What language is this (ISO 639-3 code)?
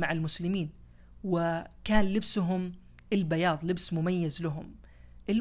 ara